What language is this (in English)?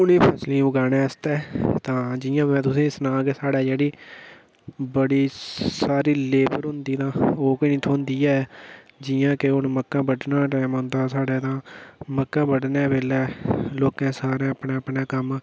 Dogri